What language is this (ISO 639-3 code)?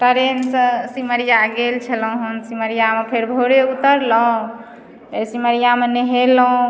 mai